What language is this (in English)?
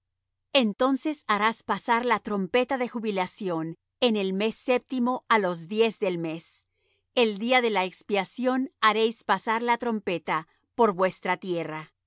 Spanish